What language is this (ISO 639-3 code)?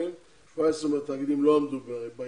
heb